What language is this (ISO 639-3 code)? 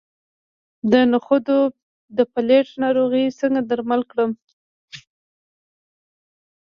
pus